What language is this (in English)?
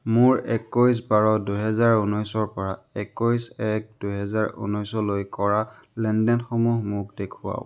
Assamese